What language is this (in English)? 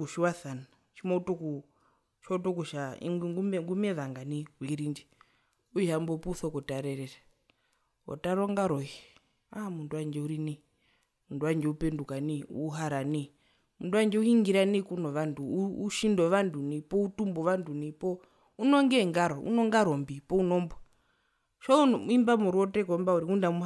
Herero